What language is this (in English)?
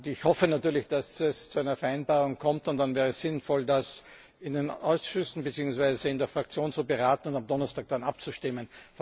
German